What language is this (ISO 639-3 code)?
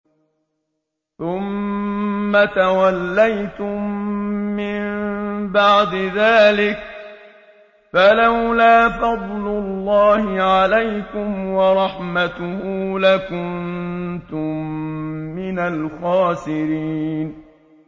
ara